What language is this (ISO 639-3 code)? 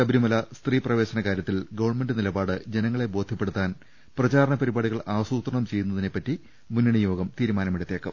mal